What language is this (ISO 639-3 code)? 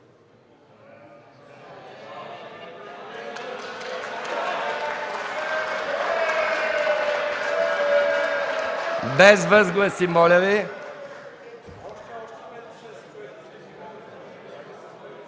bul